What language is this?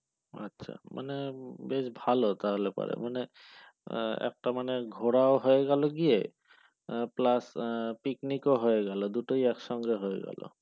Bangla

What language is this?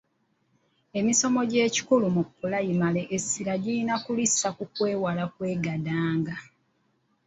Ganda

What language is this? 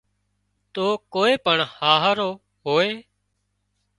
Wadiyara Koli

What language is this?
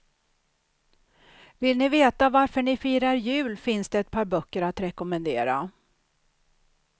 Swedish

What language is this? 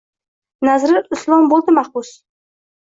Uzbek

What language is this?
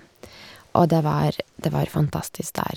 Norwegian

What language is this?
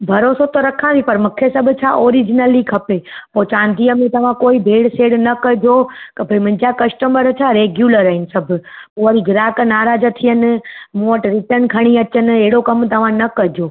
Sindhi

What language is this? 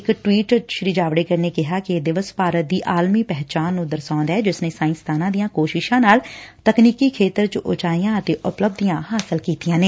Punjabi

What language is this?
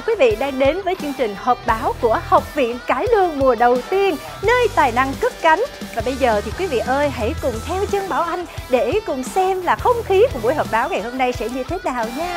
Vietnamese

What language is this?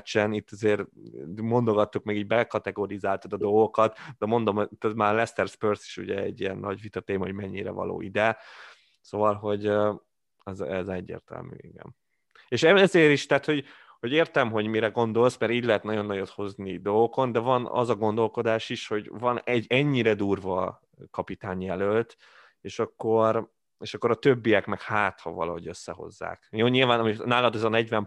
Hungarian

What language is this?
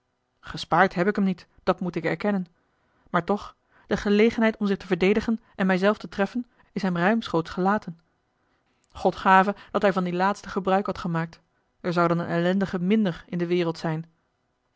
Dutch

